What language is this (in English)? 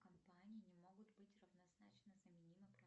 Russian